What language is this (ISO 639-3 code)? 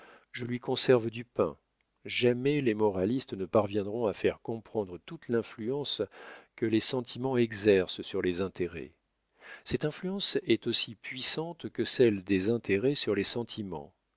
fra